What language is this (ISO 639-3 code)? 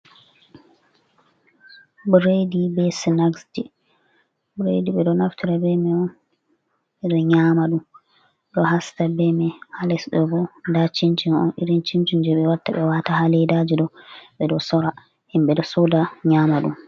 ful